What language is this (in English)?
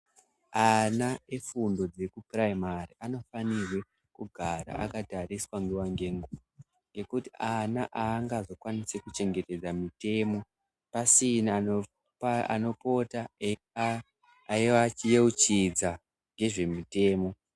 Ndau